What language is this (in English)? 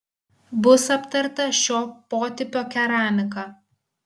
Lithuanian